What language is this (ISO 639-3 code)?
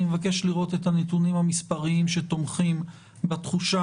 heb